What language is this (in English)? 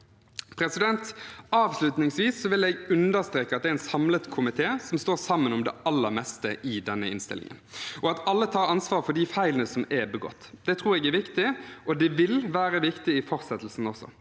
Norwegian